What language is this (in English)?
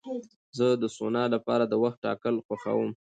Pashto